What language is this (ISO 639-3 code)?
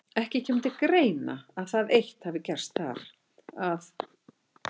isl